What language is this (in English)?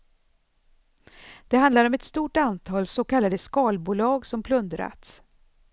Swedish